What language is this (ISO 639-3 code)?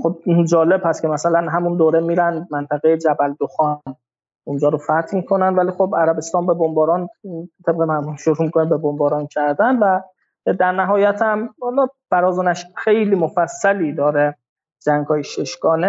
fas